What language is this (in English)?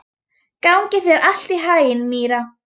Icelandic